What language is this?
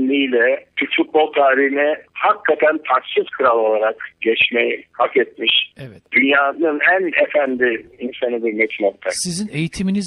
Turkish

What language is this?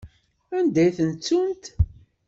Kabyle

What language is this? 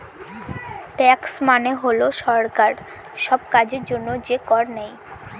Bangla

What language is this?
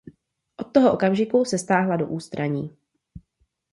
Czech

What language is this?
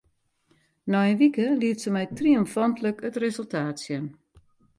Western Frisian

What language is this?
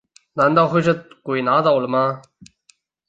Chinese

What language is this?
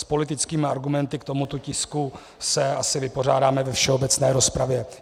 Czech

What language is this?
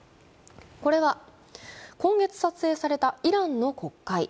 Japanese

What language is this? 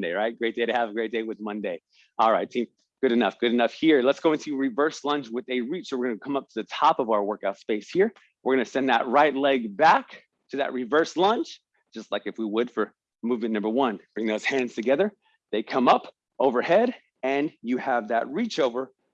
English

